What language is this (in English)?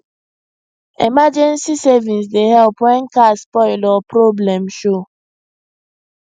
Nigerian Pidgin